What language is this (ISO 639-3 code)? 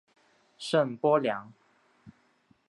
zho